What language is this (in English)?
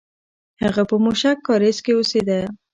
Pashto